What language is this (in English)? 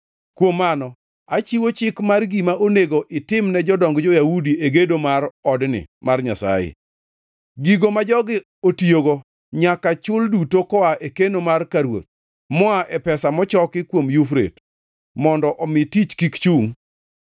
Luo (Kenya and Tanzania)